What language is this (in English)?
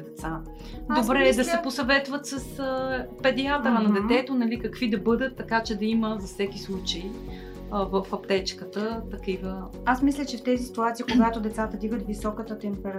Bulgarian